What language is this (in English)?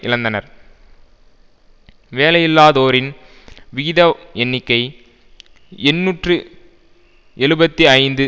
Tamil